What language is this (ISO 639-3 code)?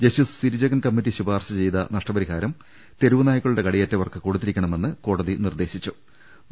mal